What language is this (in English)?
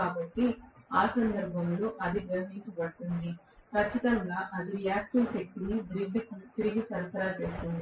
Telugu